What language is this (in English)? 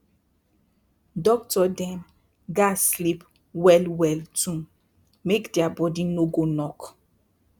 Nigerian Pidgin